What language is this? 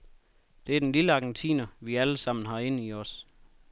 Danish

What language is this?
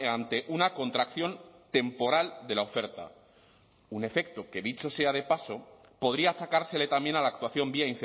Spanish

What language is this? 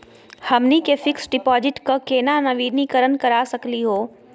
Magahi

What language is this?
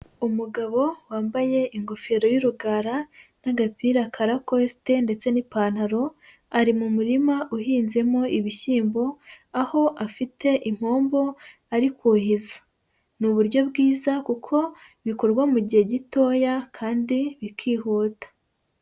Kinyarwanda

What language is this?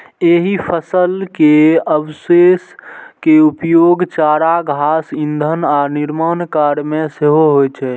Maithili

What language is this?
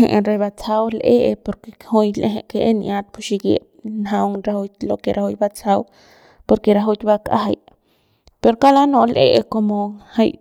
Central Pame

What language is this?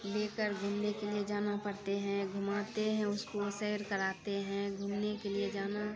Maithili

